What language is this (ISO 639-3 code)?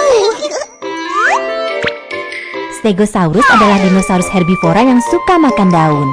ind